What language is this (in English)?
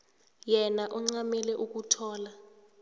South Ndebele